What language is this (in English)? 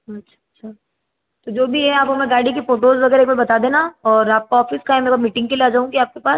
Hindi